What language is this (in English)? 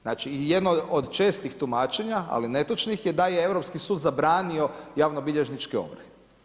Croatian